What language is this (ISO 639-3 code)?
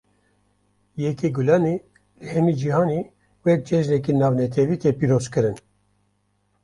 kur